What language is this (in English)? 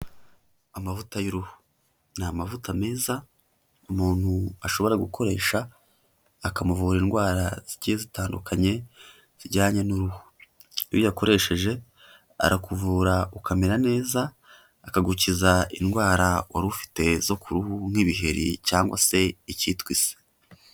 Kinyarwanda